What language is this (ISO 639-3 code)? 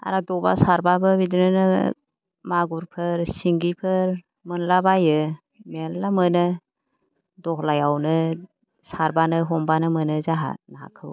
brx